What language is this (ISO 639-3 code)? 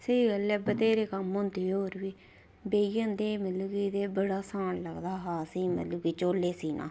doi